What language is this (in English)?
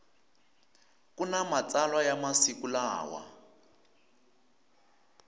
Tsonga